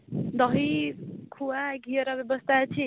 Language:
Odia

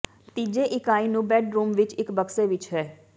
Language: Punjabi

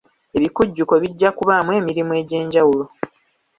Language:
Ganda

